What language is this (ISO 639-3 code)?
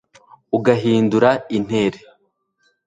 kin